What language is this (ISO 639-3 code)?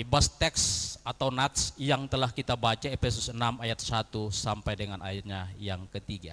ind